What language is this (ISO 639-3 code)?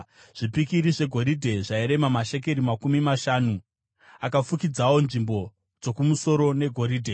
sna